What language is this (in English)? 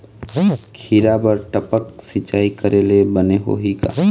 Chhattisgarhi